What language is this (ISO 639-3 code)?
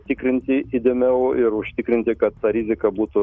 lit